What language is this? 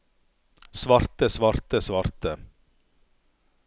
Norwegian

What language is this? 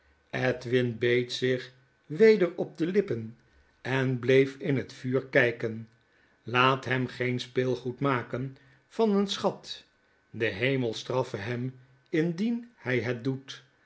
Dutch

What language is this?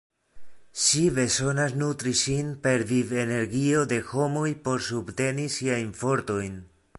Esperanto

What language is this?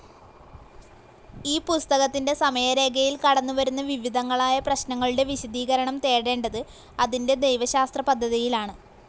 Malayalam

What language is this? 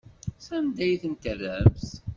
Kabyle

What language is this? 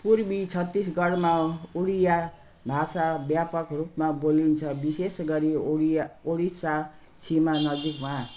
Nepali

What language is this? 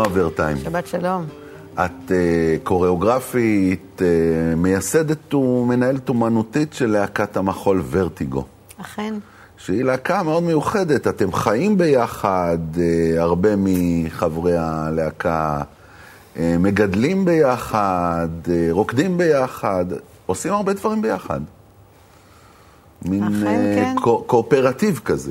Hebrew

